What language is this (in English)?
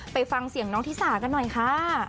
Thai